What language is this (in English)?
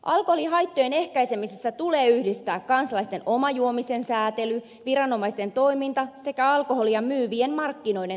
Finnish